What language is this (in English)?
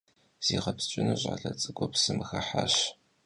Kabardian